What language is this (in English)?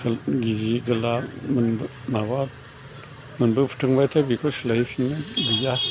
Bodo